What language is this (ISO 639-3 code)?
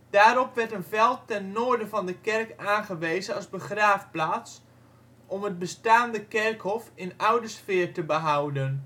nld